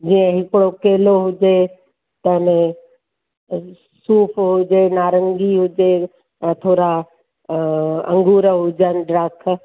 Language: Sindhi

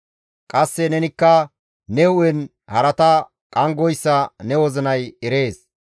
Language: Gamo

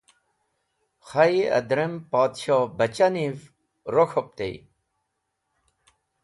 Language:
Wakhi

